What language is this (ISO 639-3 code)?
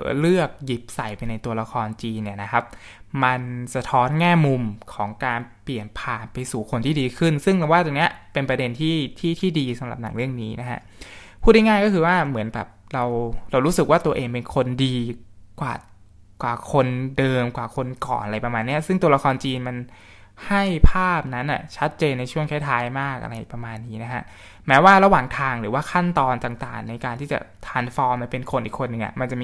tha